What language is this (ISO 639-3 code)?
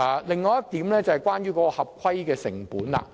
yue